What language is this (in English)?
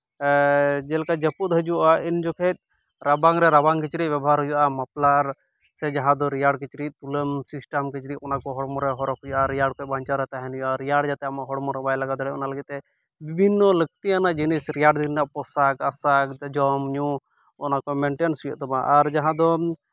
Santali